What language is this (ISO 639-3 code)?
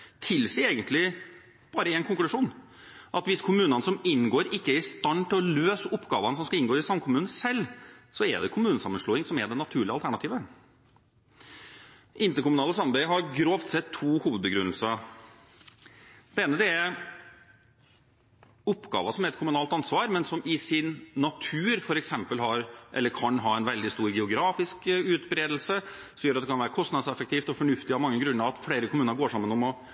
nob